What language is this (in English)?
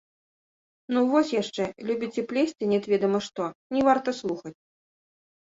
Belarusian